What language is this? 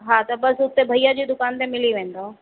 Sindhi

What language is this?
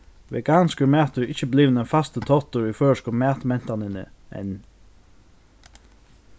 Faroese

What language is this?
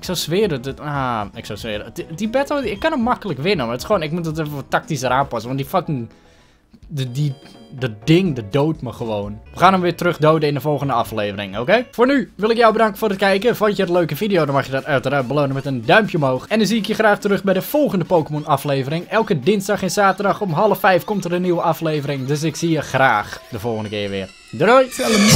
Dutch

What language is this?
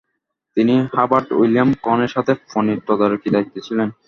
Bangla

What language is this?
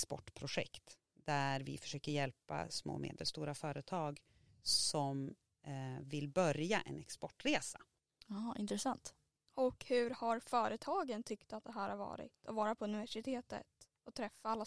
Swedish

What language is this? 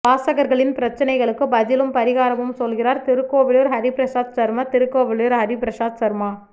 Tamil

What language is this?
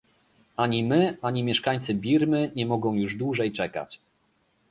Polish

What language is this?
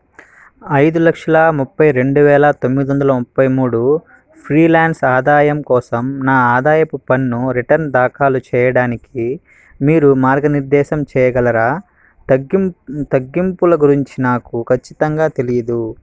Telugu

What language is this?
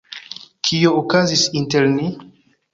Esperanto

